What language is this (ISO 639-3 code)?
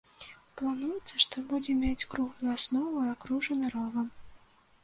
bel